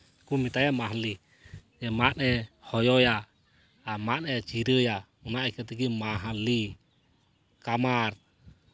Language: Santali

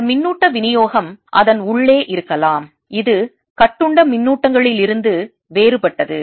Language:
Tamil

